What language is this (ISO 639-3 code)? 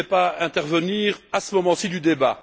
fra